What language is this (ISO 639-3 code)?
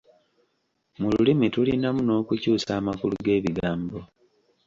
lug